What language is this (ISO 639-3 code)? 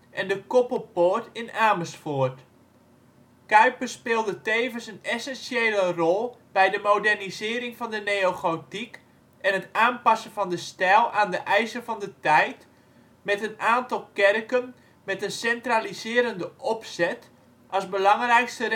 nld